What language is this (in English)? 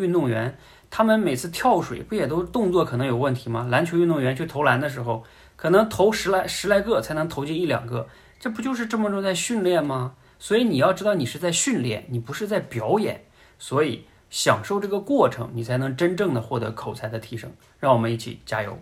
Chinese